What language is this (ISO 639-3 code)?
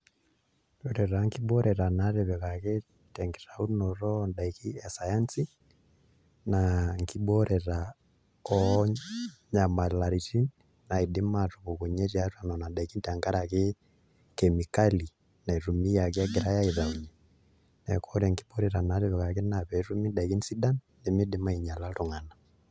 mas